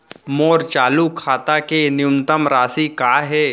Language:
Chhattisgarhi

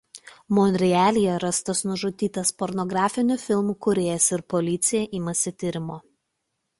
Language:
Lithuanian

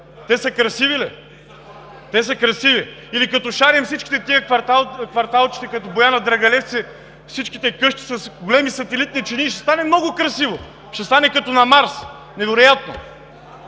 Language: Bulgarian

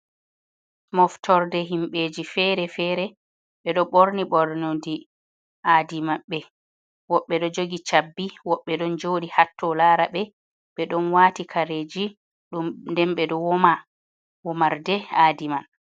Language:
Fula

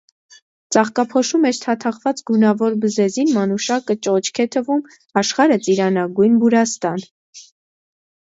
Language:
Armenian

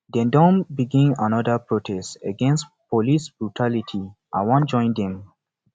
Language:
Nigerian Pidgin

